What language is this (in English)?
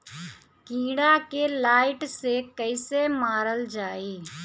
Bhojpuri